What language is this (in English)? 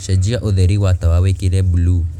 Kikuyu